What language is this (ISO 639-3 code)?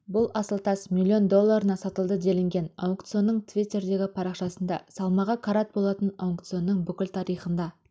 kaz